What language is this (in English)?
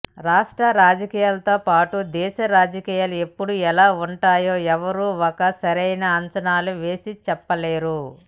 Telugu